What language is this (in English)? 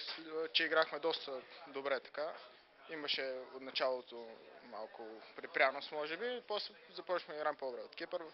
Bulgarian